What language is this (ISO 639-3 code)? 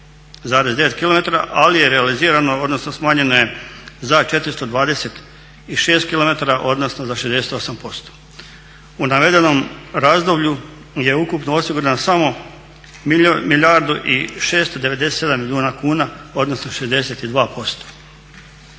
hrv